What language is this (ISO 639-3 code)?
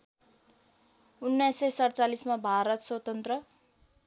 nep